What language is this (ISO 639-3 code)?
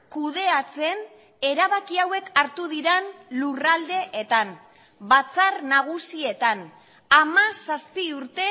eus